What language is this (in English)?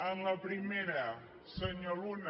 Catalan